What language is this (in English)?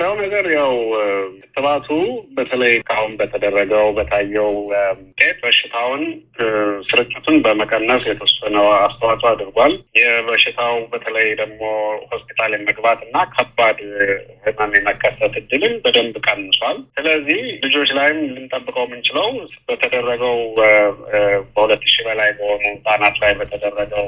Amharic